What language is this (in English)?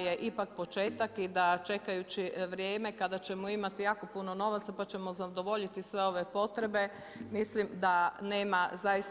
Croatian